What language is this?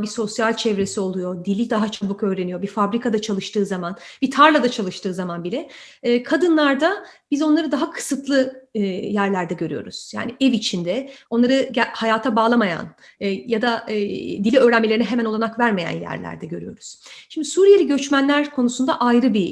Turkish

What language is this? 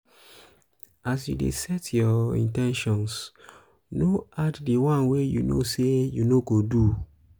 Nigerian Pidgin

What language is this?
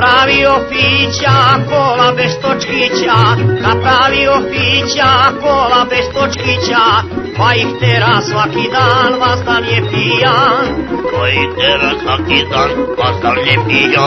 Romanian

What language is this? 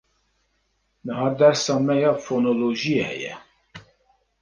Kurdish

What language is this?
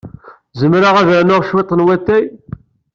Kabyle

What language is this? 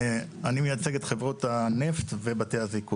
Hebrew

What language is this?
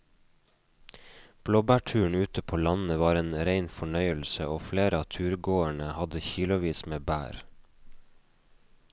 Norwegian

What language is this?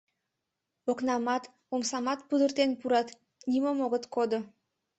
Mari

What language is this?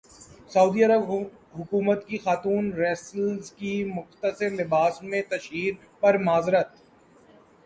Urdu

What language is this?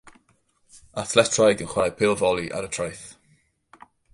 Welsh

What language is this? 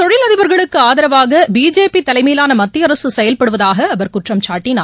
Tamil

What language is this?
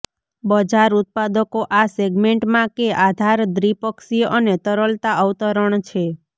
Gujarati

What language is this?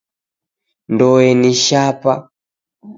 Taita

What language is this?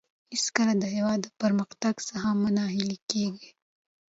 Pashto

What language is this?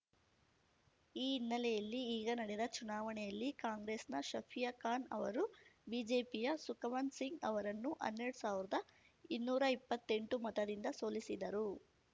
Kannada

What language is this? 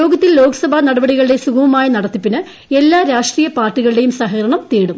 Malayalam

